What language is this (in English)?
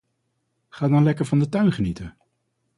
Dutch